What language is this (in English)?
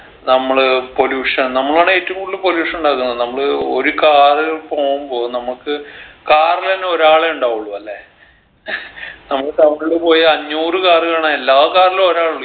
Malayalam